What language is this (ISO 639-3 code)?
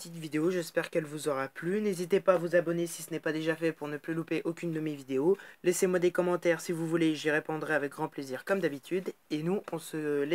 fra